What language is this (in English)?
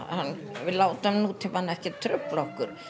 Icelandic